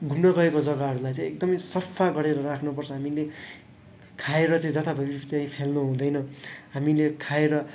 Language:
Nepali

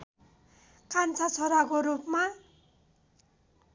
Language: Nepali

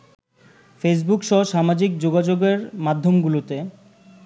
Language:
Bangla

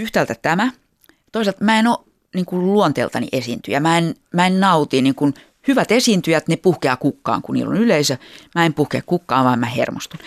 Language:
Finnish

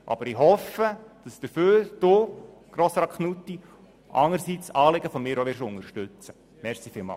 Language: Swiss German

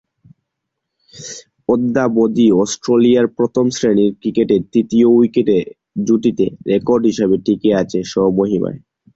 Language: Bangla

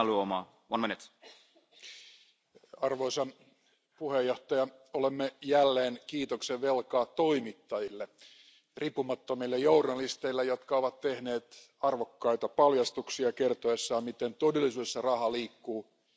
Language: Finnish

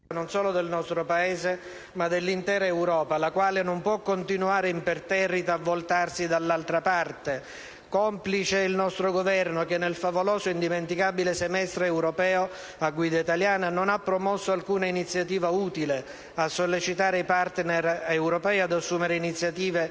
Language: Italian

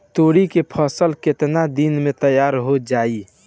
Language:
Bhojpuri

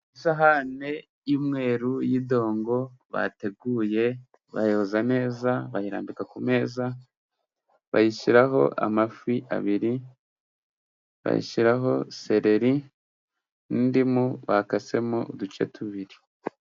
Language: Kinyarwanda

